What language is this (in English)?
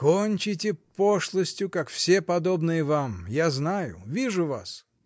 Russian